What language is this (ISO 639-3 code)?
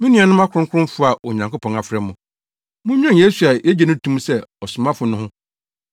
aka